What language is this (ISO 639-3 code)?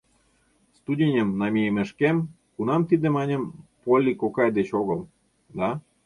chm